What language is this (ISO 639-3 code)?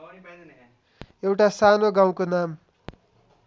nep